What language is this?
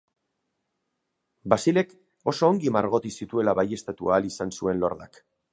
Basque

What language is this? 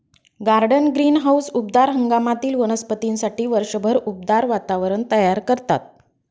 Marathi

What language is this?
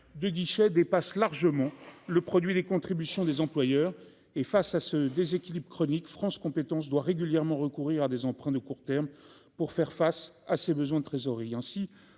French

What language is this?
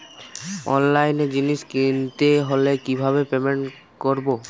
Bangla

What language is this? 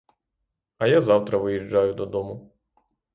Ukrainian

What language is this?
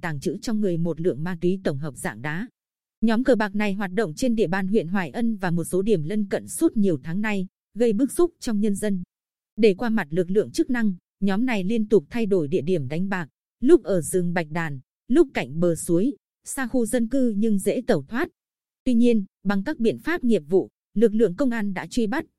Vietnamese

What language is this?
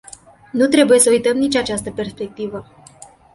Romanian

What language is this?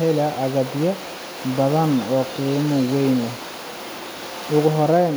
Somali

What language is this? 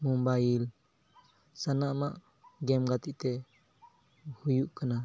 Santali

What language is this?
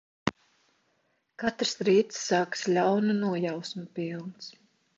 Latvian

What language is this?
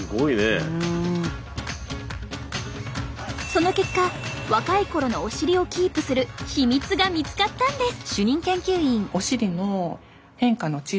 Japanese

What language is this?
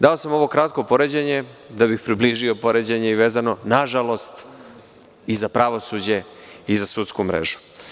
Serbian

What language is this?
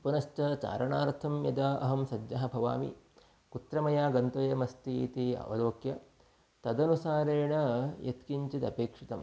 Sanskrit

